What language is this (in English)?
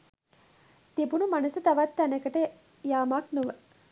Sinhala